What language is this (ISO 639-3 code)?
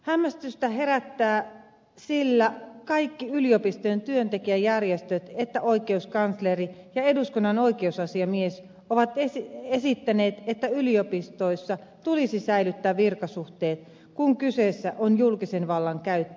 fin